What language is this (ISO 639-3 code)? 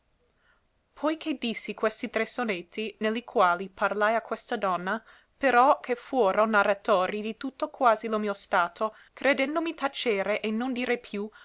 ita